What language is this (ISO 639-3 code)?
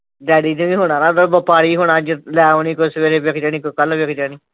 pan